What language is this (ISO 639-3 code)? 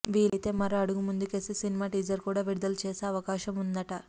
tel